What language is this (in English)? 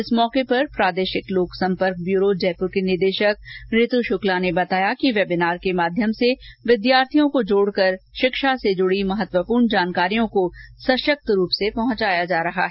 Hindi